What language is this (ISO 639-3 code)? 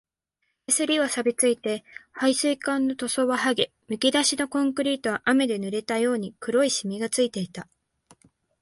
jpn